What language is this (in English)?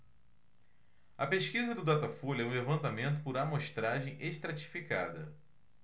Portuguese